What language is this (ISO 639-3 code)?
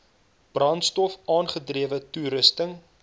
afr